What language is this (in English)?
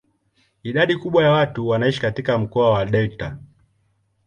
Swahili